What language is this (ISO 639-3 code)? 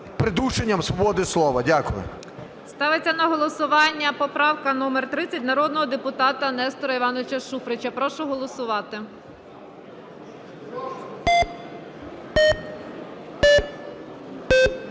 ukr